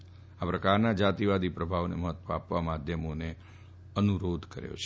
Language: Gujarati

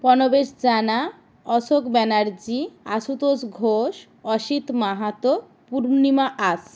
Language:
Bangla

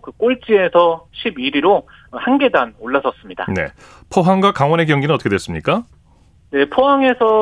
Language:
Korean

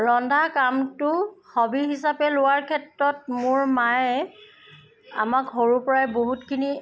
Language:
Assamese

